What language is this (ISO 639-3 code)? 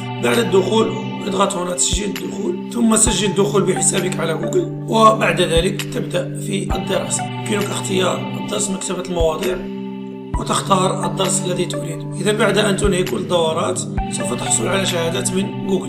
ara